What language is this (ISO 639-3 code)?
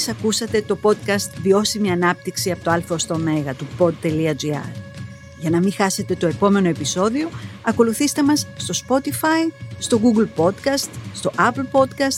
ell